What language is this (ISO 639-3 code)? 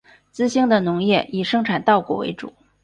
zho